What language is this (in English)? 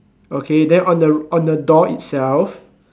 English